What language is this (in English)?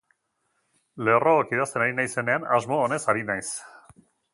Basque